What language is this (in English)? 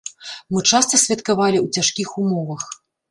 Belarusian